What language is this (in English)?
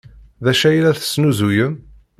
Kabyle